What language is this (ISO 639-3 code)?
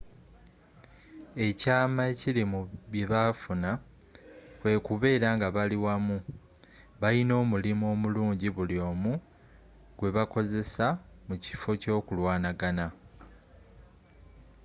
lug